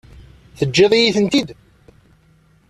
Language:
Kabyle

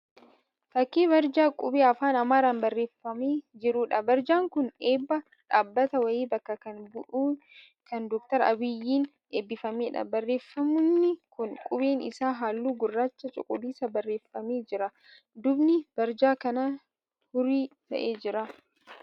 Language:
Oromo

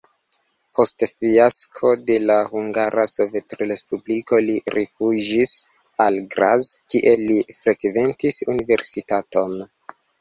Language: Esperanto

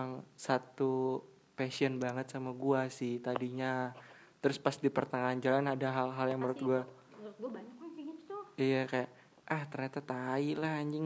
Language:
Indonesian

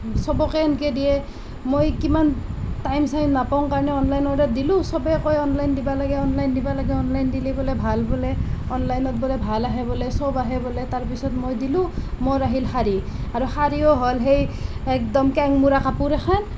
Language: Assamese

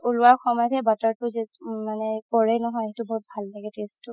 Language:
Assamese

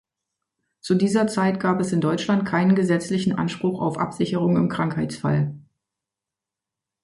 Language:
German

